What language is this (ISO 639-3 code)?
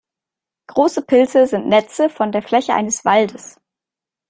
deu